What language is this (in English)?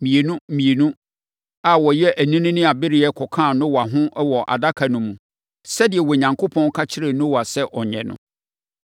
Akan